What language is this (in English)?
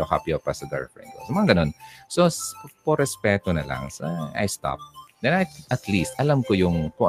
Filipino